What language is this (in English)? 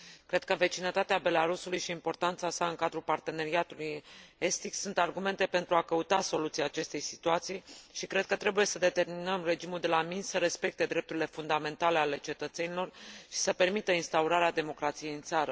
Romanian